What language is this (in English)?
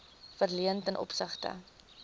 Afrikaans